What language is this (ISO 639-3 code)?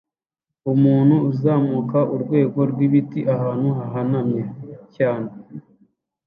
kin